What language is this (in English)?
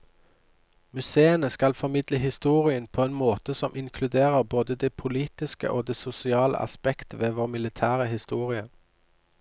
Norwegian